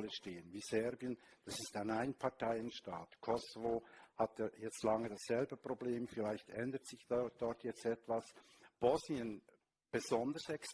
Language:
German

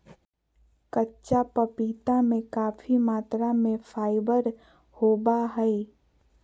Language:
Magahi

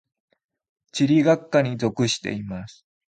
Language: Japanese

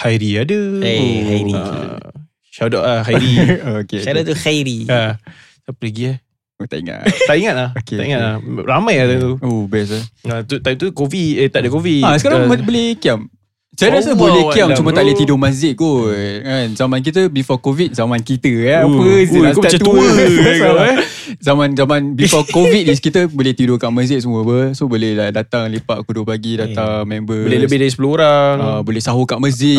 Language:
Malay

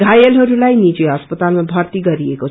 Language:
Nepali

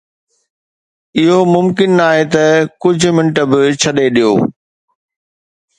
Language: Sindhi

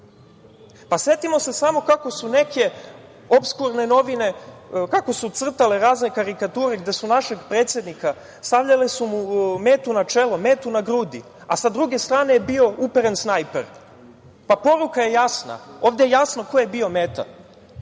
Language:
Serbian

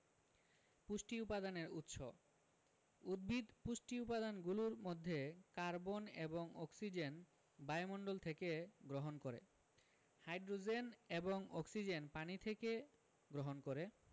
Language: Bangla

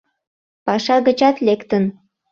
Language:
Mari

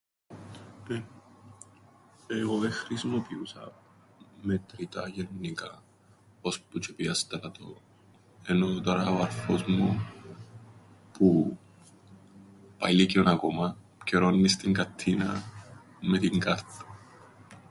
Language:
Greek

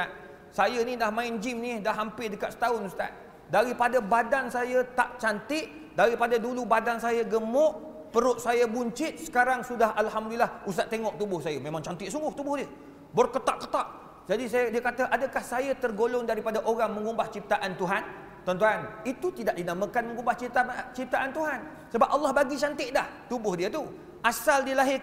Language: Malay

